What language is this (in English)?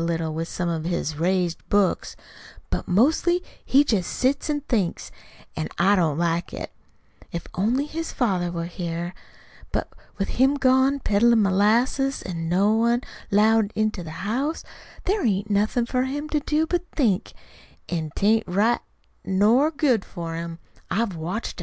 English